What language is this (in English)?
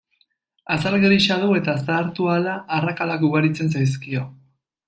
Basque